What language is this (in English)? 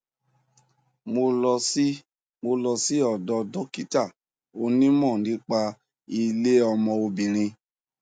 Yoruba